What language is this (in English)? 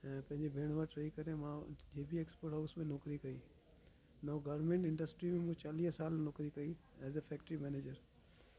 Sindhi